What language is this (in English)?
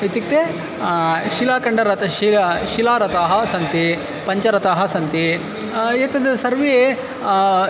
Sanskrit